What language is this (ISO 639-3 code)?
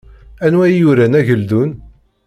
kab